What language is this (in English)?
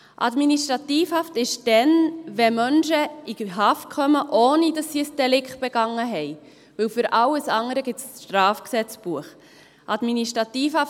Swiss German